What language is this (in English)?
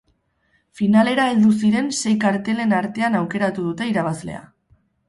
Basque